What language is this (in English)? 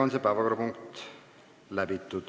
Estonian